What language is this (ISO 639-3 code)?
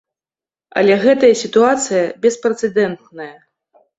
bel